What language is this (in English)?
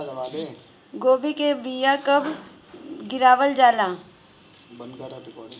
Bhojpuri